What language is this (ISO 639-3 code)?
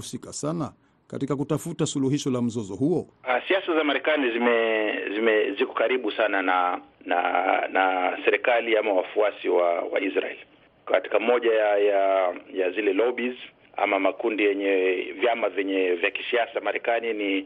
swa